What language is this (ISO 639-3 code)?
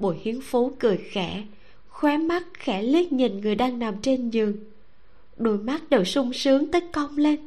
vie